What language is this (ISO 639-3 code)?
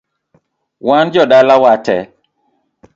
luo